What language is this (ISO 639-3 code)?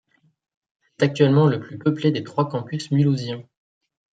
fra